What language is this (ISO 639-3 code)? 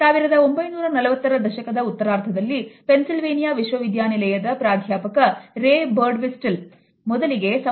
kan